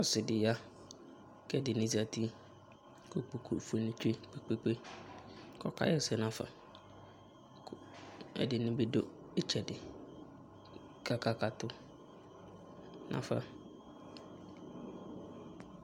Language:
Ikposo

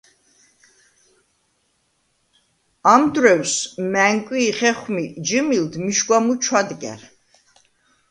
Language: Svan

